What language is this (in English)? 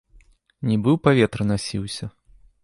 Belarusian